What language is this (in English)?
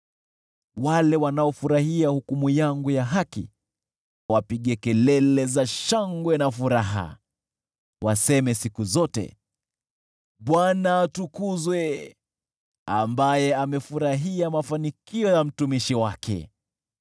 Swahili